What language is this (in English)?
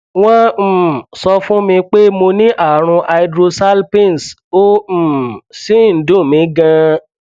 Yoruba